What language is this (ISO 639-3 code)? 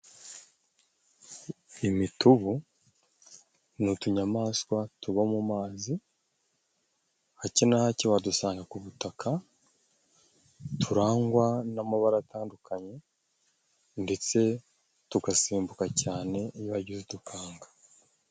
kin